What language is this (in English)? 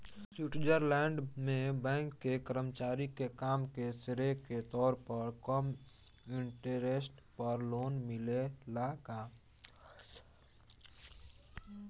Bhojpuri